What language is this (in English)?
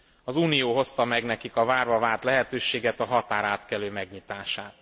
Hungarian